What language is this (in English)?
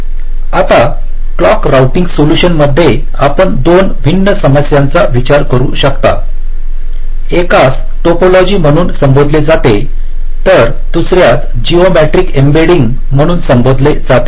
Marathi